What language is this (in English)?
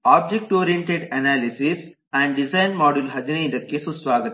Kannada